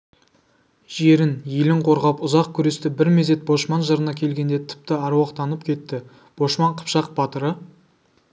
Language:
Kazakh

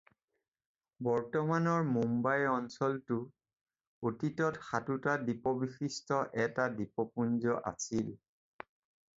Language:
Assamese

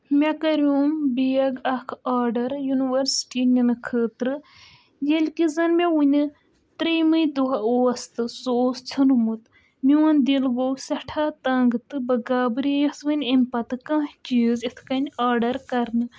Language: Kashmiri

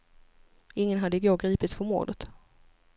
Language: Swedish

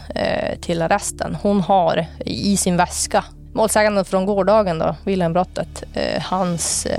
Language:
Swedish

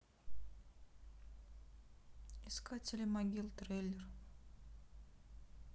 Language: Russian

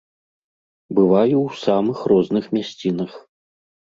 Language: Belarusian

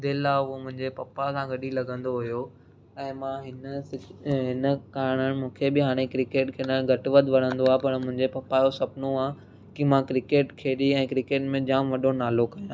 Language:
Sindhi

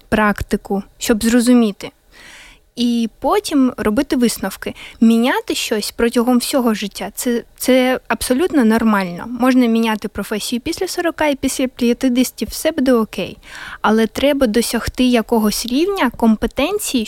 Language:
Ukrainian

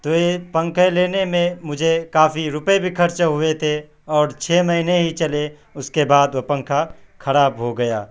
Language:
Urdu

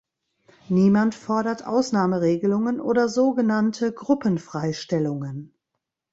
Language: German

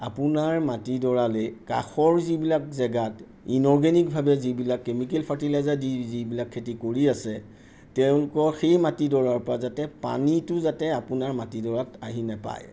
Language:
Assamese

